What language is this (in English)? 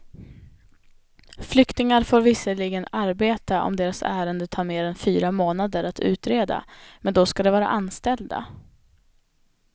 Swedish